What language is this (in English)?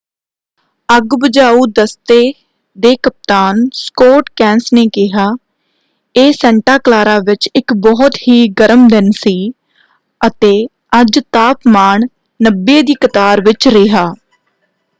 Punjabi